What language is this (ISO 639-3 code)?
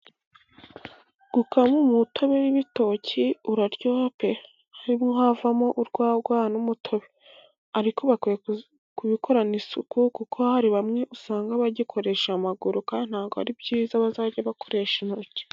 kin